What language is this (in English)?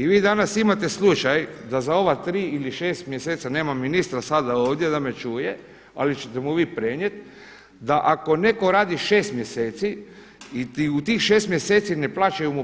Croatian